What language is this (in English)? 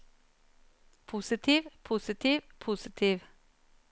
Norwegian